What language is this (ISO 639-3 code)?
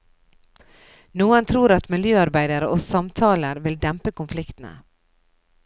nor